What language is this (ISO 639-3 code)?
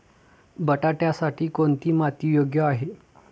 mar